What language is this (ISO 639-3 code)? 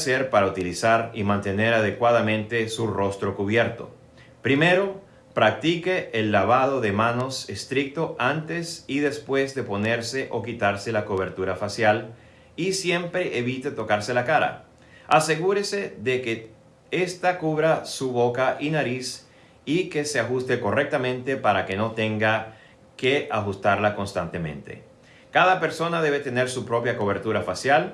spa